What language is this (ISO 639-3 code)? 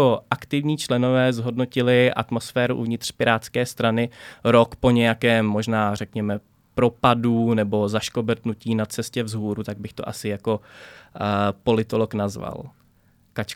ces